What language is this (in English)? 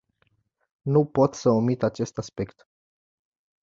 Romanian